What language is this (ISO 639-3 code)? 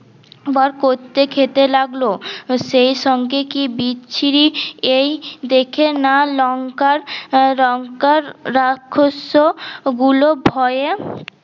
ben